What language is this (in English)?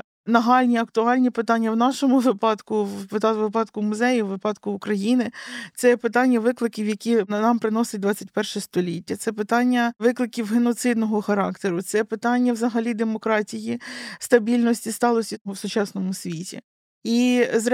Ukrainian